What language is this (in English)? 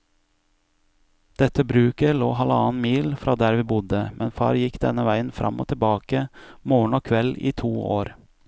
Norwegian